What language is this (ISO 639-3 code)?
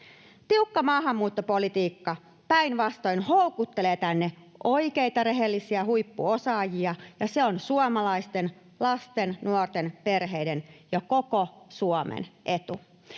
fin